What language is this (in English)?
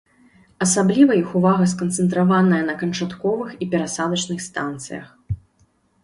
Belarusian